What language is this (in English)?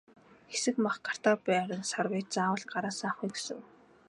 Mongolian